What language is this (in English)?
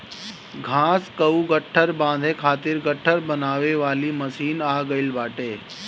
Bhojpuri